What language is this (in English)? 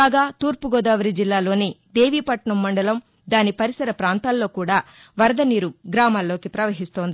Telugu